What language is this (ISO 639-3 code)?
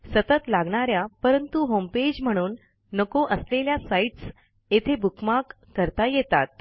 mar